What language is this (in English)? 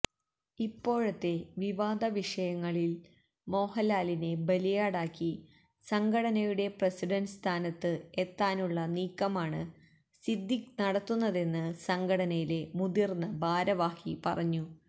Malayalam